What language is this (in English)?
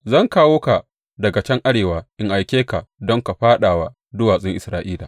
Hausa